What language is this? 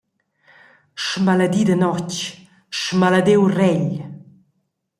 Romansh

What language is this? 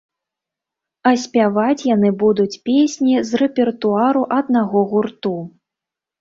Belarusian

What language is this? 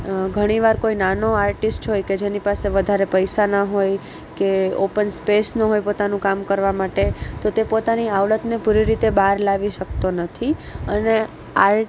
Gujarati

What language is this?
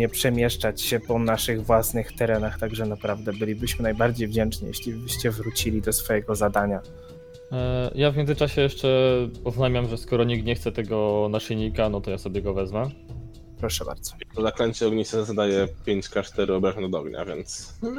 Polish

